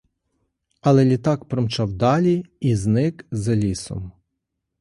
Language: Ukrainian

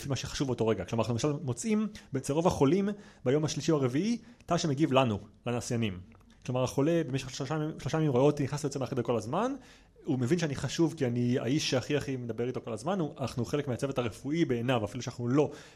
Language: Hebrew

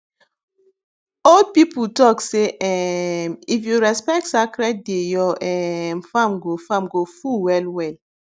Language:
Nigerian Pidgin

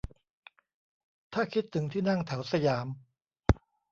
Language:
Thai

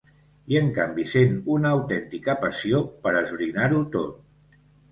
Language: Catalan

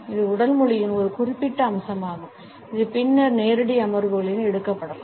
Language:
Tamil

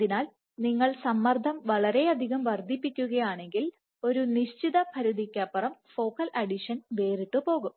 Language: Malayalam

